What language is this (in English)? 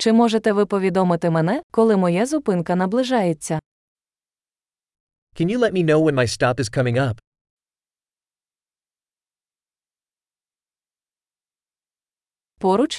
Ukrainian